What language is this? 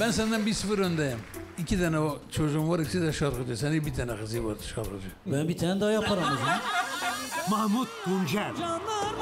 Turkish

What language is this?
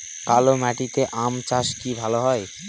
Bangla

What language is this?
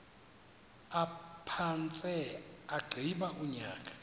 Xhosa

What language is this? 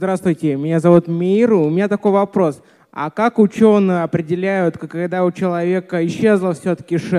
Russian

